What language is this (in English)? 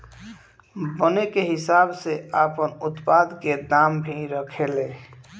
Bhojpuri